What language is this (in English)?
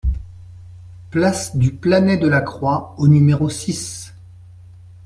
French